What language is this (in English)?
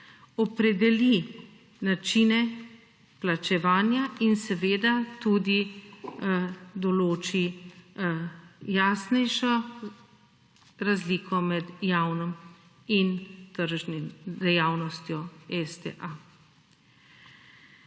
Slovenian